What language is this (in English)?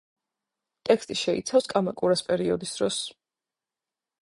Georgian